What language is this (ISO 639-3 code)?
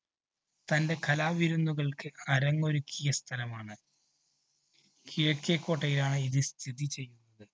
mal